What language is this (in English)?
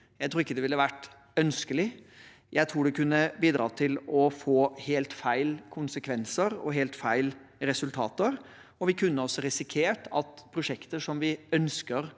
Norwegian